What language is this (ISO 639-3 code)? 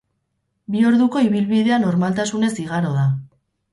eus